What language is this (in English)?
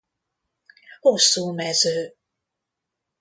Hungarian